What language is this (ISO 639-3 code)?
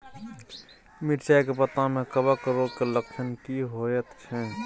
mai